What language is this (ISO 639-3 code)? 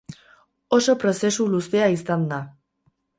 eus